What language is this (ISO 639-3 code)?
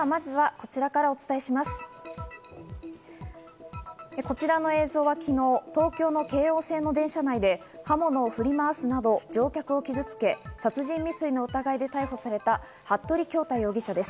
jpn